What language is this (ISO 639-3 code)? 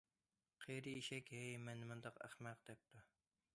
uig